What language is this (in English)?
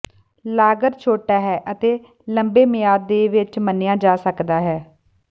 Punjabi